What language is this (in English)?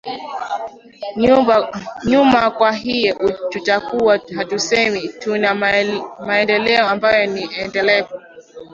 Swahili